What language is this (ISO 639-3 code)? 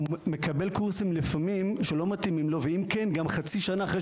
heb